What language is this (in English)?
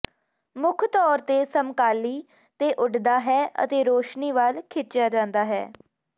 Punjabi